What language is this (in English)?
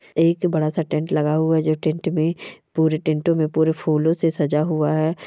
Marwari